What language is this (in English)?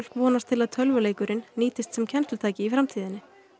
Icelandic